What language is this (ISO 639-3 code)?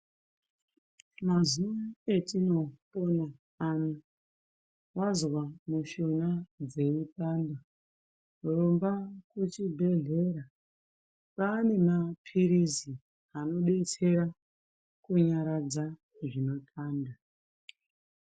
ndc